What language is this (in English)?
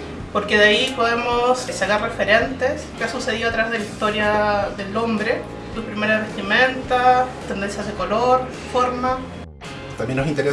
Spanish